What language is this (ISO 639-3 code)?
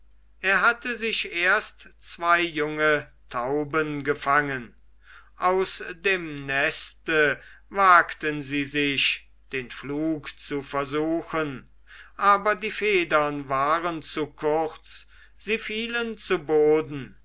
deu